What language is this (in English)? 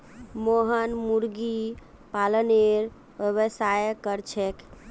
Magahi